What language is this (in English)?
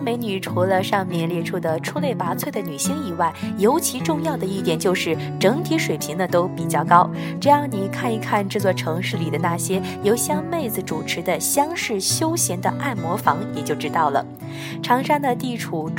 Chinese